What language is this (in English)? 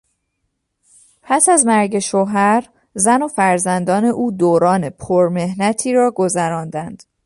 Persian